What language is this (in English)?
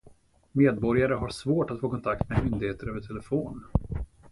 Swedish